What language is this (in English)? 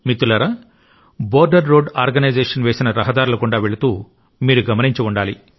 Telugu